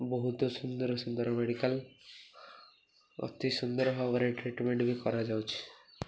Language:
Odia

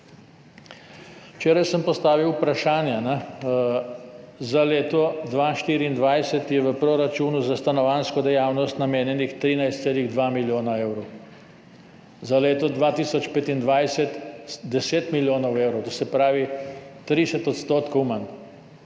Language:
Slovenian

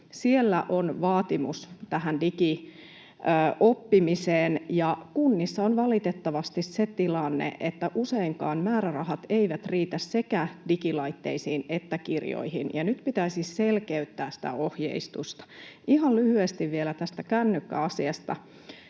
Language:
Finnish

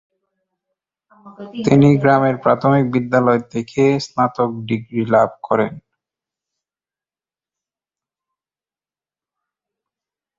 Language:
Bangla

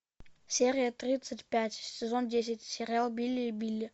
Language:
Russian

